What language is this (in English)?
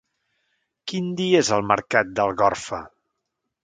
Catalan